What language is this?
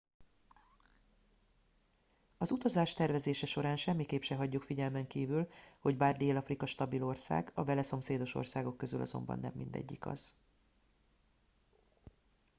Hungarian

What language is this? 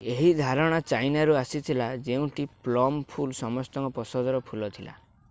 Odia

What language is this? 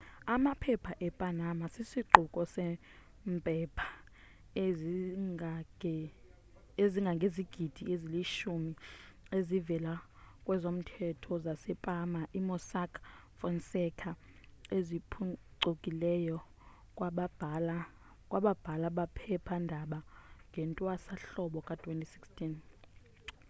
Xhosa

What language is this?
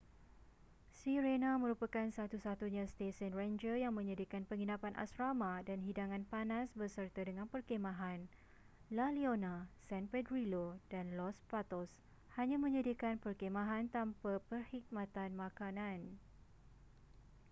Malay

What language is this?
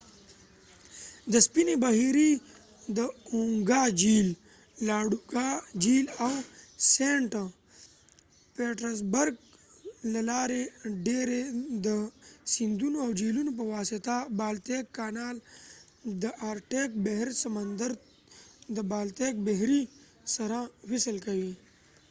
Pashto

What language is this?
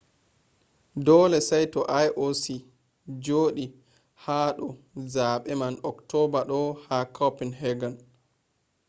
Fula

